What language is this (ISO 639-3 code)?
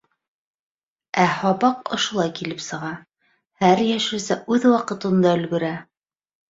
bak